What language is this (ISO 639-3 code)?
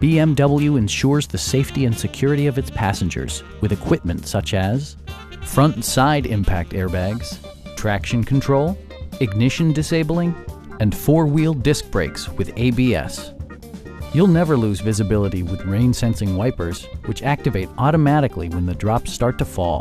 eng